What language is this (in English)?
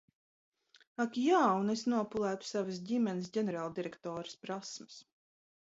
Latvian